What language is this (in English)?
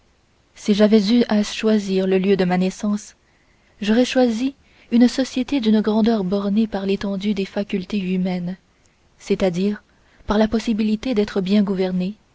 French